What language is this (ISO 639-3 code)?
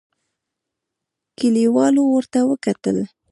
pus